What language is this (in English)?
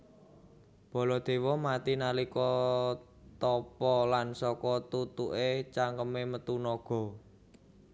Javanese